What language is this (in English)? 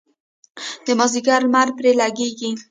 Pashto